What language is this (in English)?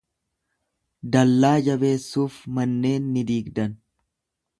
Oromo